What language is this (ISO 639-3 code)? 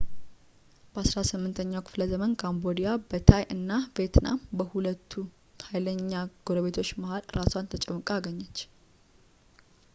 amh